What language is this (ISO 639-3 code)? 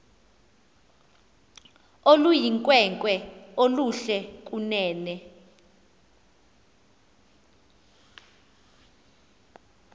xho